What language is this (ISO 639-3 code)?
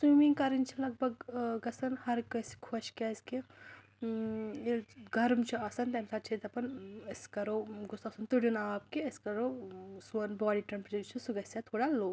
kas